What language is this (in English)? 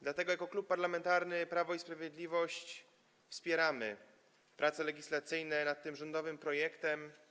Polish